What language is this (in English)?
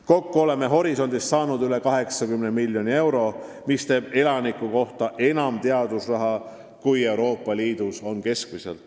Estonian